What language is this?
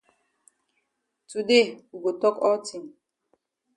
Cameroon Pidgin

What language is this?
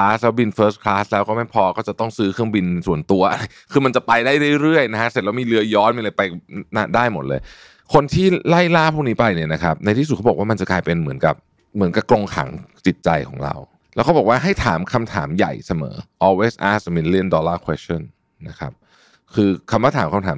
Thai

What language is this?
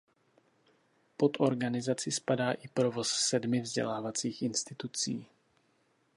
Czech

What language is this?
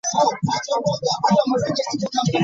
Ganda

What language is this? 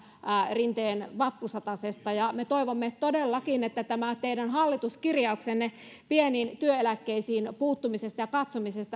Finnish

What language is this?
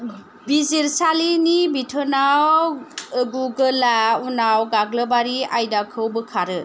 Bodo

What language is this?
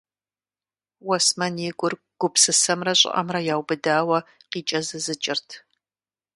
Kabardian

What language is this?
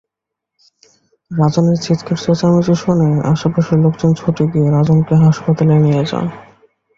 Bangla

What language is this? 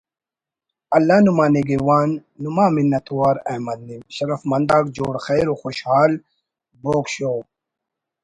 Brahui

